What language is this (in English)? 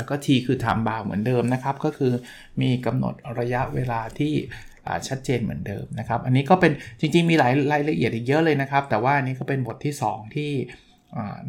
Thai